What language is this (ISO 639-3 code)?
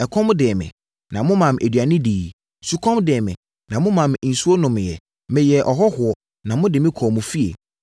aka